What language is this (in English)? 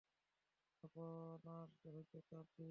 Bangla